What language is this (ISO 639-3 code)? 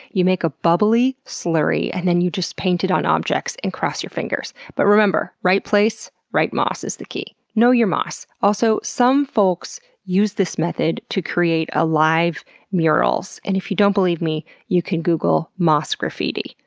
eng